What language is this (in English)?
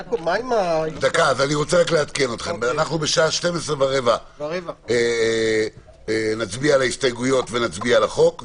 Hebrew